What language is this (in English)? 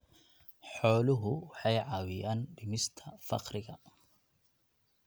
Somali